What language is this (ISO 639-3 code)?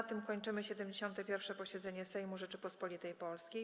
pol